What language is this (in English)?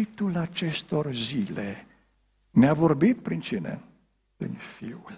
Romanian